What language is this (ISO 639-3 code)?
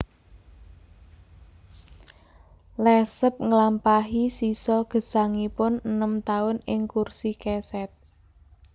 jav